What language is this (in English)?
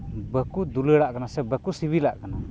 Santali